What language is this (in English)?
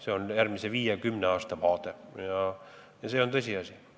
Estonian